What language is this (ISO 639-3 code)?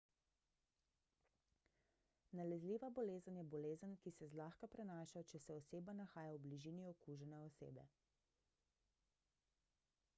slv